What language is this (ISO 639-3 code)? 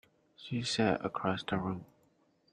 eng